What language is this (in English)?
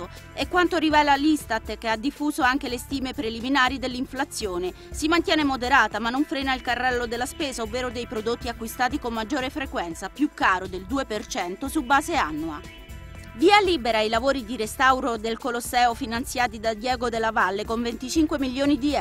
Italian